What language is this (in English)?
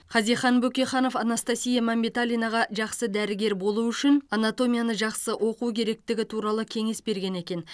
Kazakh